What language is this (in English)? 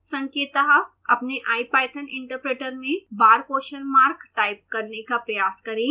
Hindi